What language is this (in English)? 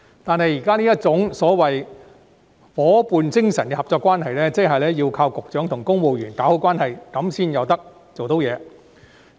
Cantonese